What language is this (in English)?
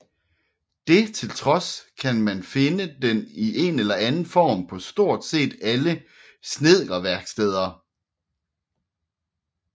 Danish